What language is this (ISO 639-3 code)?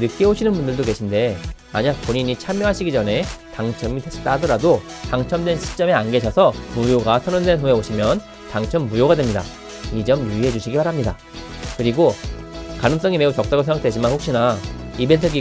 kor